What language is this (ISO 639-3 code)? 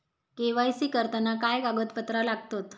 mar